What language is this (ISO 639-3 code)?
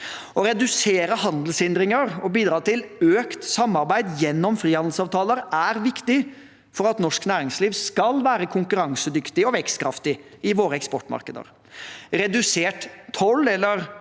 nor